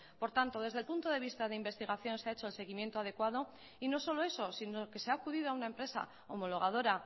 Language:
Spanish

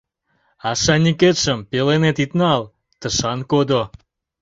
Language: Mari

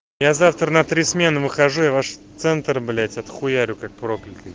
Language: Russian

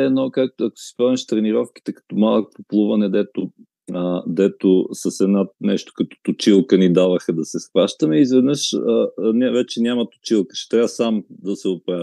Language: Bulgarian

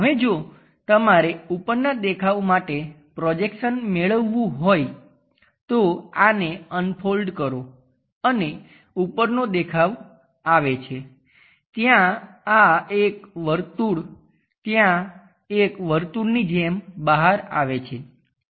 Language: Gujarati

